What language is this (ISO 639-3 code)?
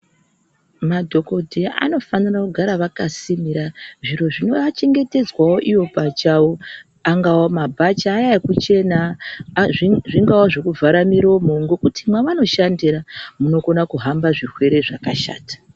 ndc